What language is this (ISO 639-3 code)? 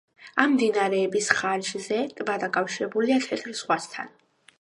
kat